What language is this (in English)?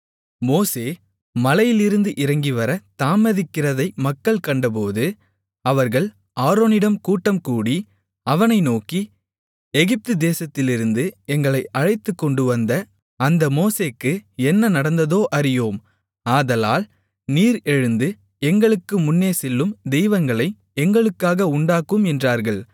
Tamil